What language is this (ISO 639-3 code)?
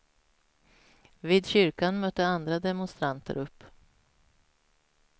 swe